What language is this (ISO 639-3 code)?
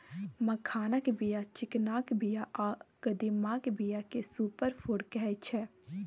mai